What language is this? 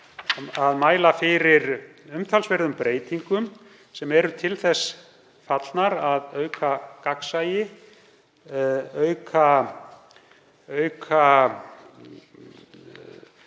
Icelandic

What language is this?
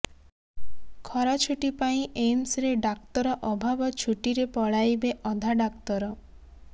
Odia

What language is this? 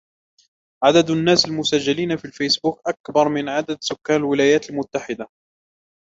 Arabic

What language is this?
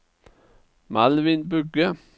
Norwegian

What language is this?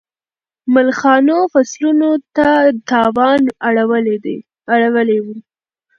Pashto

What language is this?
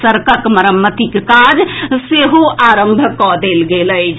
Maithili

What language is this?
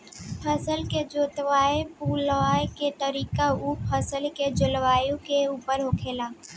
Bhojpuri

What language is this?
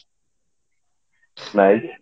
Odia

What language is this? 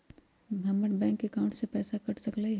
Magahi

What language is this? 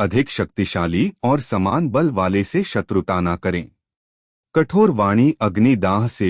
Hindi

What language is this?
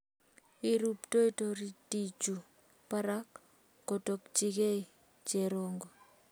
Kalenjin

